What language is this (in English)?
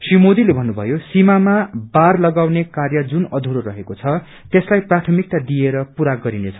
Nepali